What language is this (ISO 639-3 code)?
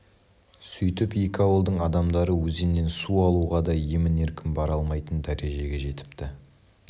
kaz